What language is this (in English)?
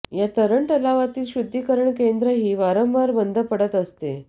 Marathi